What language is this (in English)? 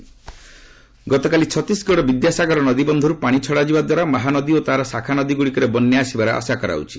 Odia